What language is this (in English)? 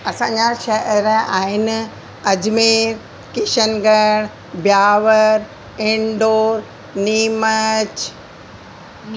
Sindhi